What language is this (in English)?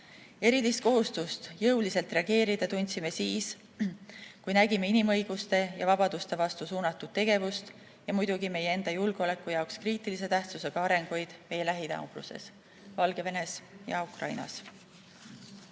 Estonian